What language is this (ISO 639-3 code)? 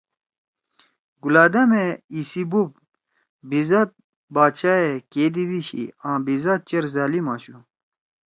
trw